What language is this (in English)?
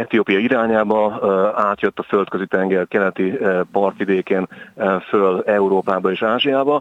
Hungarian